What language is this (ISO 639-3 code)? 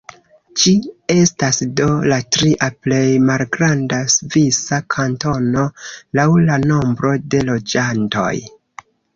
epo